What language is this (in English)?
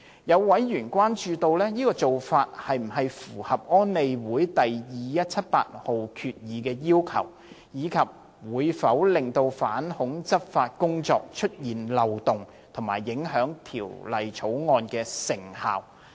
Cantonese